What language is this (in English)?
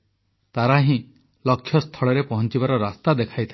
Odia